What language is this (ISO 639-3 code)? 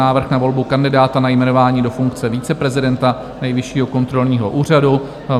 ces